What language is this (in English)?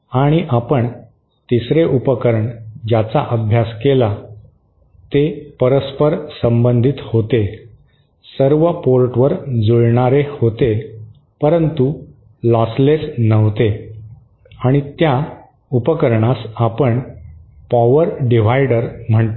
Marathi